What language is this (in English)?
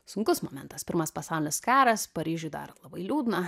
Lithuanian